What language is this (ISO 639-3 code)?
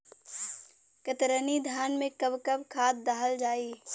bho